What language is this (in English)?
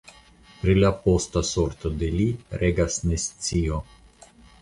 Esperanto